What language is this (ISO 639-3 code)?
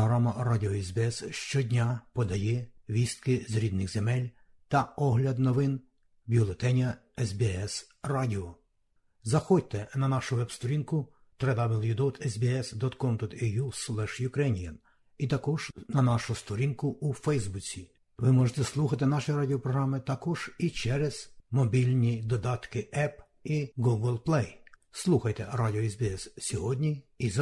ukr